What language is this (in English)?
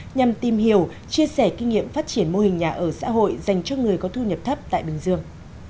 Vietnamese